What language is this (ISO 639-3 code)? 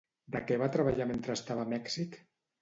cat